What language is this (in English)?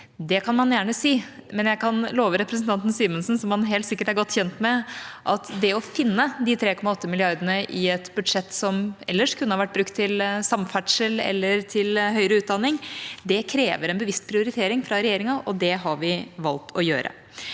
Norwegian